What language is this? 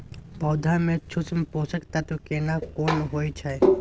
Maithili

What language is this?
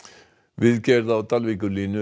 Icelandic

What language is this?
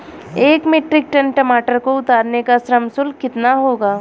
Hindi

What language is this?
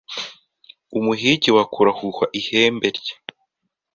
Kinyarwanda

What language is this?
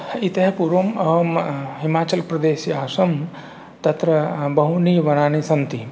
Sanskrit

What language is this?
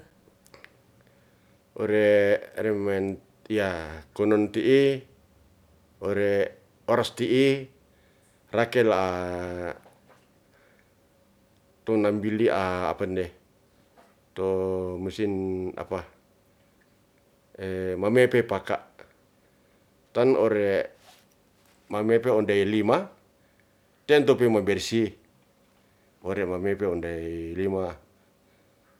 Ratahan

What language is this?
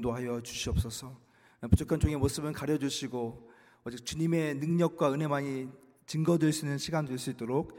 Korean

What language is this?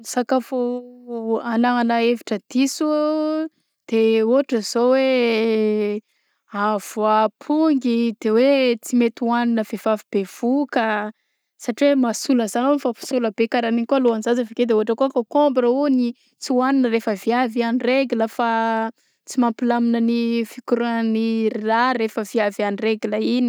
Southern Betsimisaraka Malagasy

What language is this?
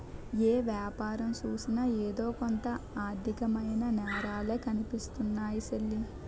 Telugu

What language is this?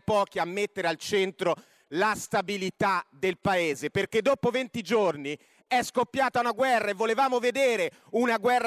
Italian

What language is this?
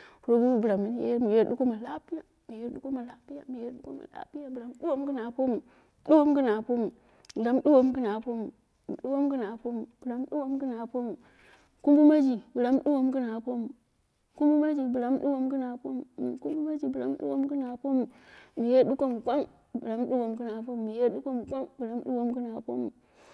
Dera (Nigeria)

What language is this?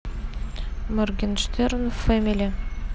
Russian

